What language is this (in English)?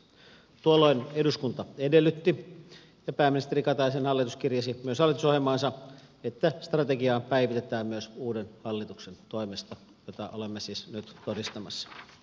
Finnish